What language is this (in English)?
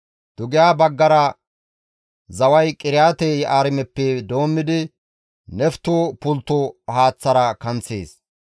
Gamo